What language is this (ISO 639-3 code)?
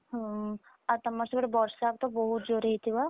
ori